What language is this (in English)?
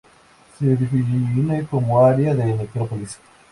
Spanish